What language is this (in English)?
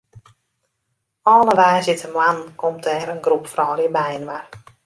Western Frisian